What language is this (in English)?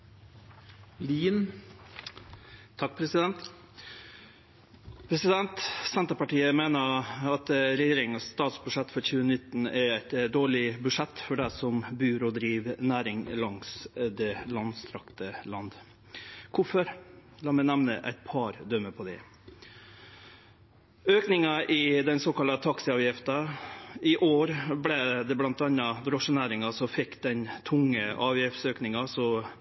Norwegian Nynorsk